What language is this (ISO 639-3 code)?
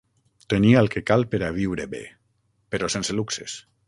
cat